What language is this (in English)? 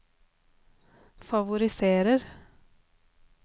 Norwegian